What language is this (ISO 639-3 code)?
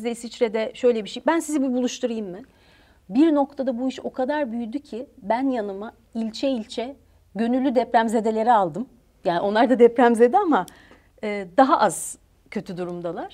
tur